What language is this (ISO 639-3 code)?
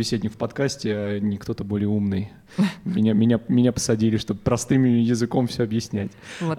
rus